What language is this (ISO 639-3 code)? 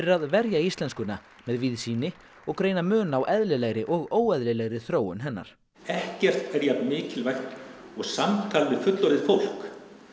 isl